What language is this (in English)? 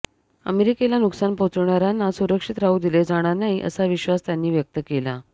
Marathi